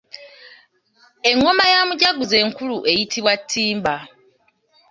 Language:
Ganda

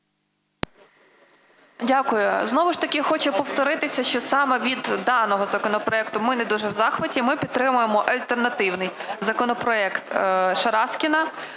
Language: Ukrainian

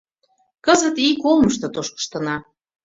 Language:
Mari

